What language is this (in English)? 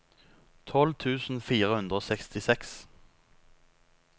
Norwegian